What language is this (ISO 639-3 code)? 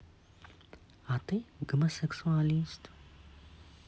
rus